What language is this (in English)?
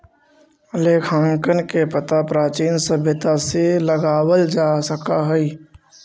Magahi